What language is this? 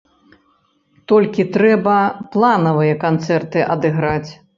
Belarusian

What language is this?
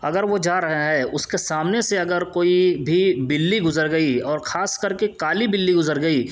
Urdu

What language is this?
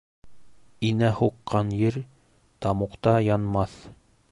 Bashkir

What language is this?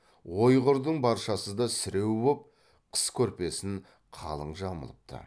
Kazakh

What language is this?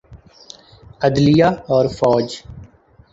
Urdu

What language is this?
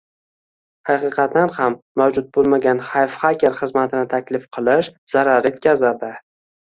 Uzbek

